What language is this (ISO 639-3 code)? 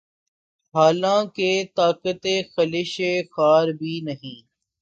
urd